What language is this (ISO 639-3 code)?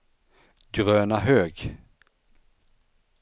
swe